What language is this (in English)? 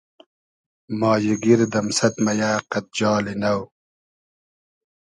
Hazaragi